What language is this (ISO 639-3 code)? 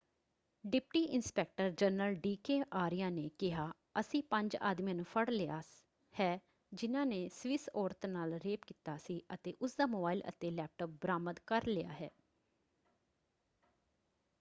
pan